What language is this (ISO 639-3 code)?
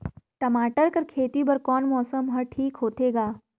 hne